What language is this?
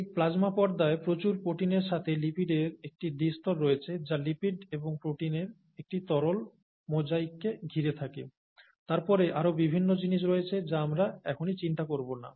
Bangla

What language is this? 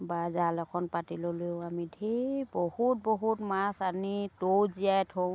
Assamese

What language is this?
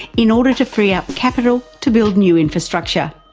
English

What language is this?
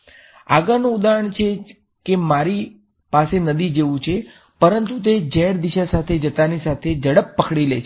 Gujarati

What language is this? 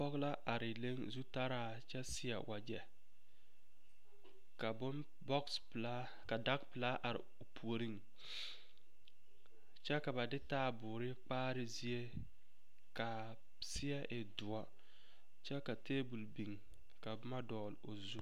Southern Dagaare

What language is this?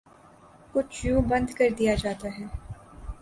Urdu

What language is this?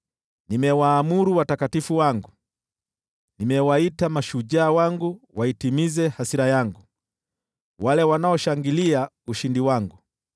Swahili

